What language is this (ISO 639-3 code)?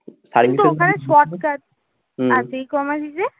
ben